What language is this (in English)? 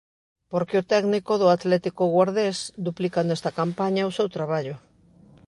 Galician